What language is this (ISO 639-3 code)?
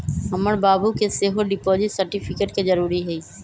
mag